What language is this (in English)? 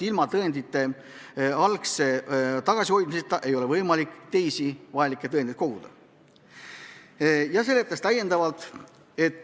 Estonian